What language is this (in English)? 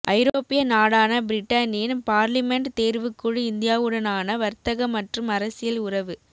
Tamil